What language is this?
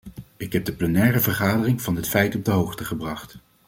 Dutch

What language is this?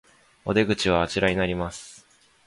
Japanese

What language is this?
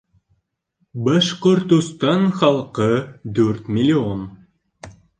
Bashkir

